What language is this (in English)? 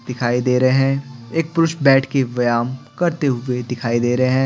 Hindi